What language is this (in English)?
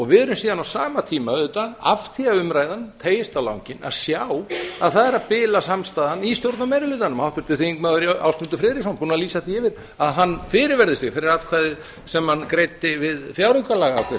Icelandic